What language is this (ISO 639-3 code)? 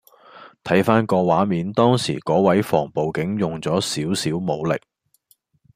yue